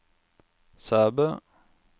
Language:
Norwegian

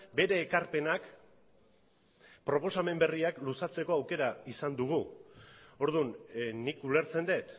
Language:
Basque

